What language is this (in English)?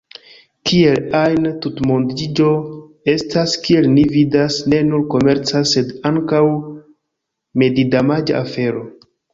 Esperanto